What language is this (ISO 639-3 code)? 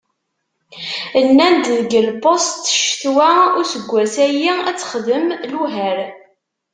kab